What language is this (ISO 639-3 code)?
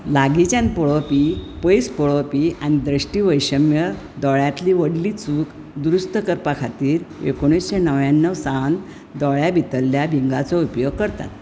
kok